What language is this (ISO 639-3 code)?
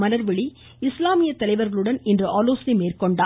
tam